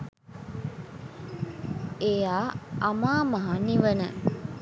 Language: Sinhala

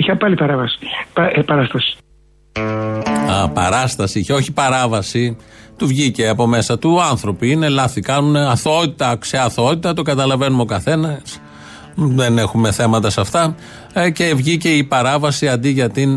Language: Greek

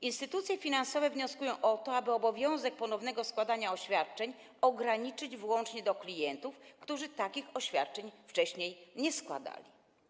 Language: Polish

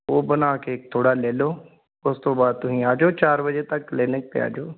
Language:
Punjabi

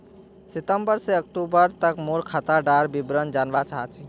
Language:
Magahi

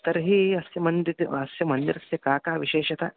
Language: Sanskrit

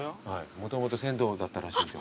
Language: Japanese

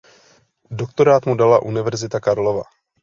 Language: Czech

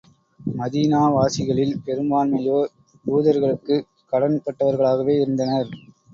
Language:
Tamil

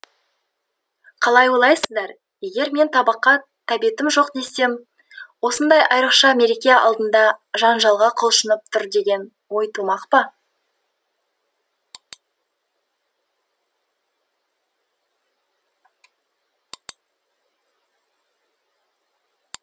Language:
Kazakh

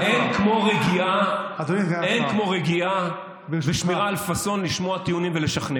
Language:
Hebrew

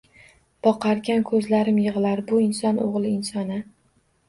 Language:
Uzbek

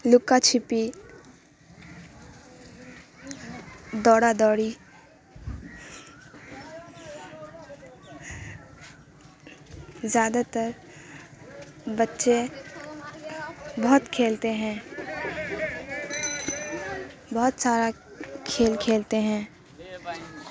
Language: Urdu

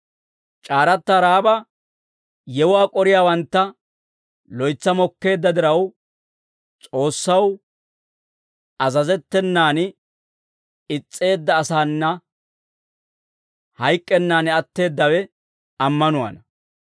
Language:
Dawro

